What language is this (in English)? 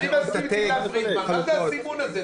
Hebrew